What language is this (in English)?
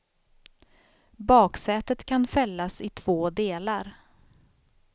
Swedish